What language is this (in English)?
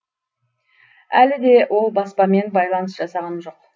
Kazakh